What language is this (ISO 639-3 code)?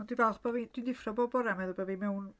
cym